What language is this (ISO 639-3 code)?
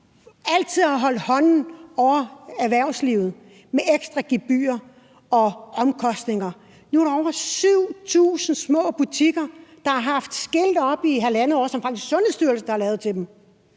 dan